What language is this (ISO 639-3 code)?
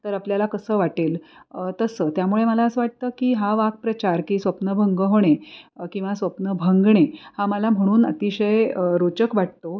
mar